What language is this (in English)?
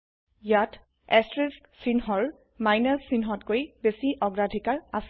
Assamese